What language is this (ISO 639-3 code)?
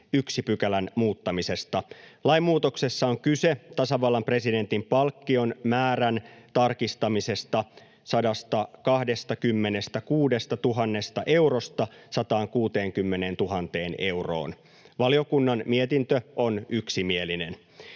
fin